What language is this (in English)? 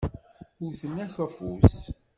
Kabyle